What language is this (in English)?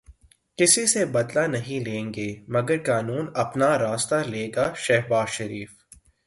Urdu